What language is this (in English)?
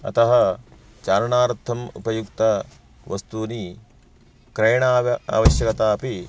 Sanskrit